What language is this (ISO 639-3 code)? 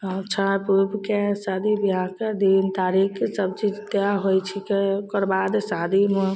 mai